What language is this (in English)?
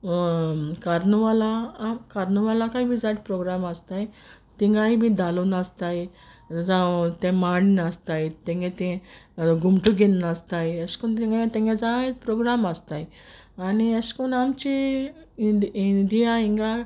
Konkani